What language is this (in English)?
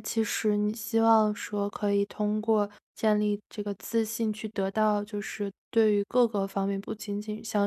Chinese